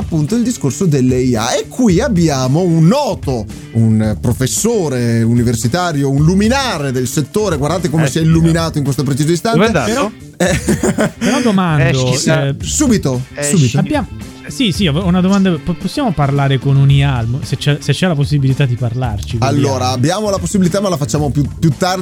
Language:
Italian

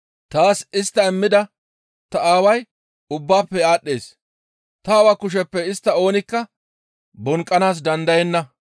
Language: Gamo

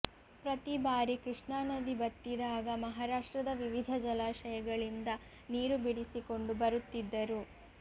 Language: Kannada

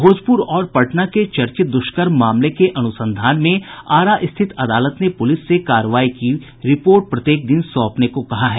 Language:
Hindi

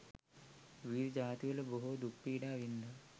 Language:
Sinhala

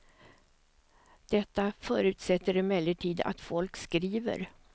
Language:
Swedish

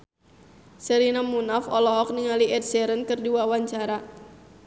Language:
Sundanese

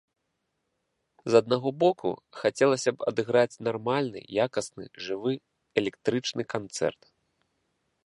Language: Belarusian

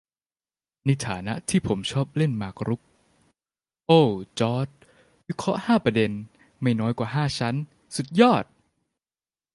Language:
Thai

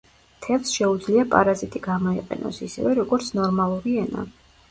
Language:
Georgian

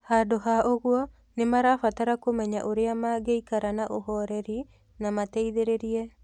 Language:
Kikuyu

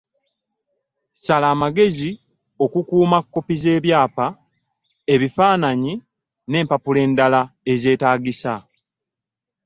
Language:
Ganda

